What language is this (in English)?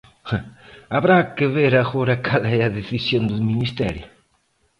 Galician